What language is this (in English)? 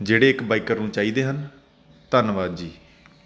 Punjabi